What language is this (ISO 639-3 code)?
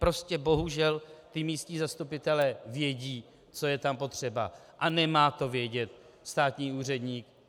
ces